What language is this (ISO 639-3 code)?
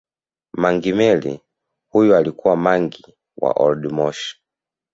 swa